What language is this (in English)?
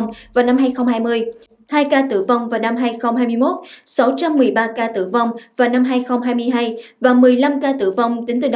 Vietnamese